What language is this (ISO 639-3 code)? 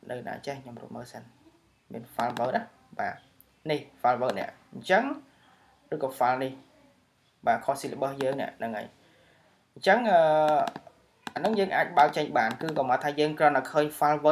vie